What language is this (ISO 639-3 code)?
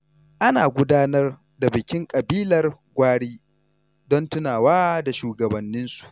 hau